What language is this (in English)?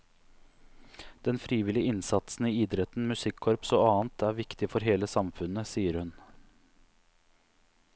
Norwegian